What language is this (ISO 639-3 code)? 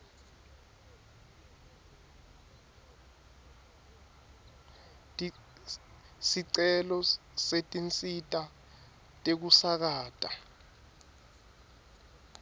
ssw